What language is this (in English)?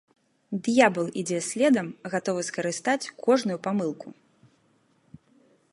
Belarusian